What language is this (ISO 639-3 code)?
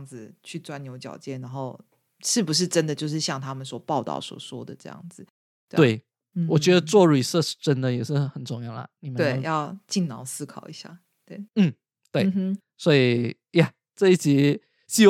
zho